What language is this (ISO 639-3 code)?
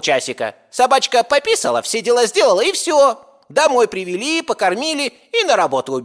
rus